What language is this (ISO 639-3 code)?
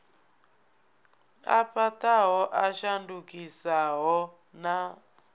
ven